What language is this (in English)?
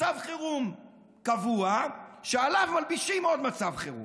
Hebrew